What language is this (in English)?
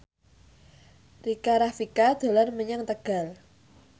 Javanese